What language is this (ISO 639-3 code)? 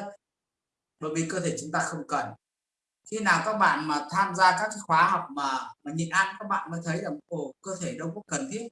vie